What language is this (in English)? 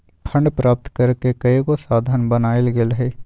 Magahi